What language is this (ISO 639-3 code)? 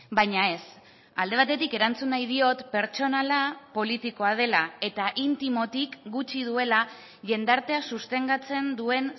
eus